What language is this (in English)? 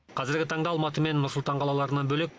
Kazakh